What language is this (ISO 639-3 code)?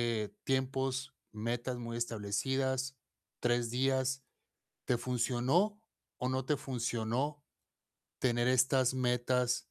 spa